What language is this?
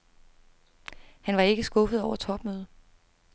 Danish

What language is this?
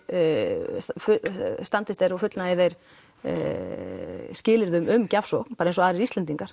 Icelandic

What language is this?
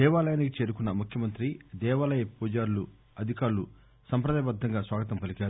Telugu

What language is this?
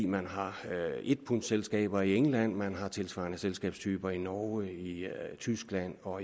Danish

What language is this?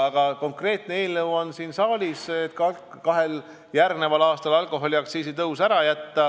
Estonian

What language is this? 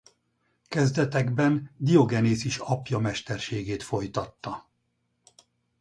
Hungarian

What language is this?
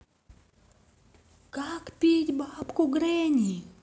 Russian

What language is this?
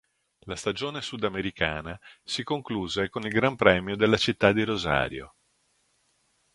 Italian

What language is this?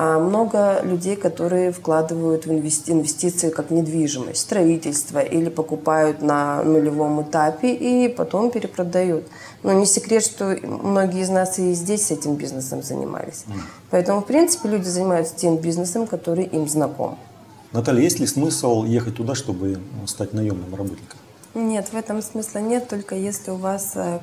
Russian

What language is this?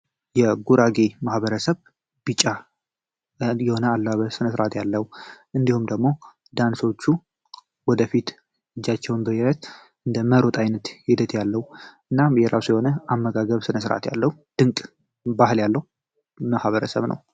Amharic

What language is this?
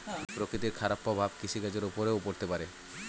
Bangla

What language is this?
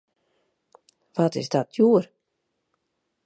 Western Frisian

